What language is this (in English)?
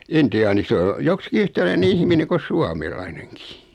Finnish